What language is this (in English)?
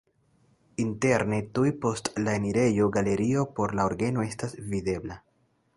Esperanto